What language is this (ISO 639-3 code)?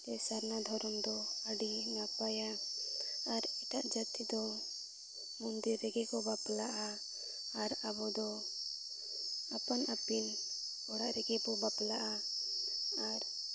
sat